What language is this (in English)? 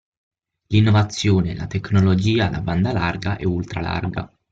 Italian